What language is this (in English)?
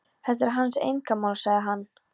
Icelandic